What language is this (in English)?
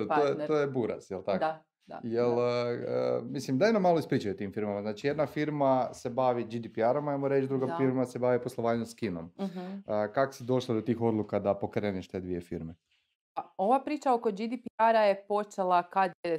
Croatian